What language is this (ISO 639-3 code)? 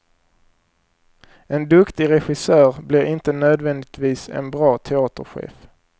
swe